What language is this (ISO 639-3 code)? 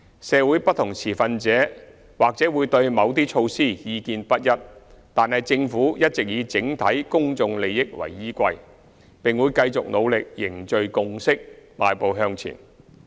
yue